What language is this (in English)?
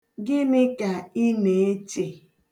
Igbo